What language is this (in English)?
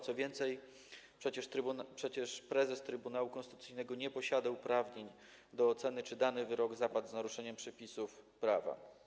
Polish